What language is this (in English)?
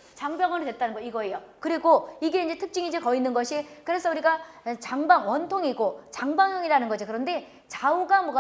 Korean